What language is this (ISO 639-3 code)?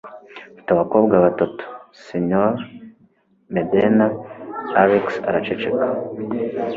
kin